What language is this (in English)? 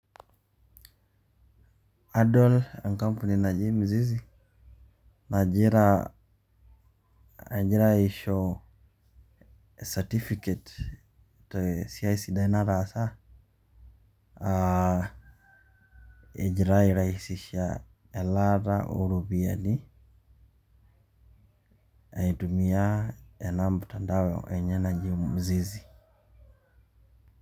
Masai